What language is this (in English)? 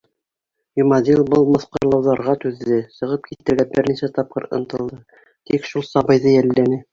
Bashkir